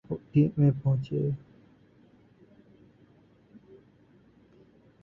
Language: Urdu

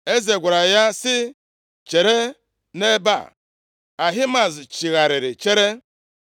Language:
Igbo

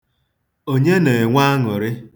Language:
Igbo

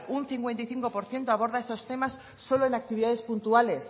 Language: Spanish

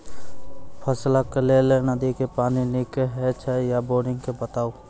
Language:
Maithili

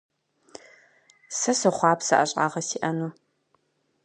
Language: Kabardian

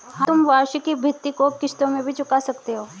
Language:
Hindi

